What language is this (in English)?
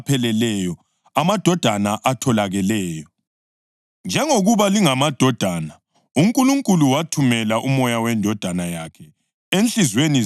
North Ndebele